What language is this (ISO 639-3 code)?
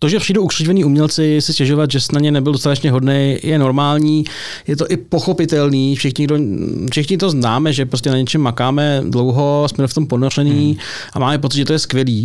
ces